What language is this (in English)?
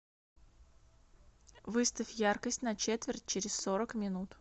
Russian